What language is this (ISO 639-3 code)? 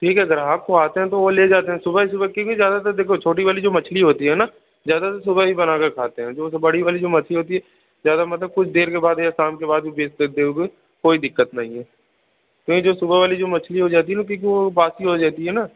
hin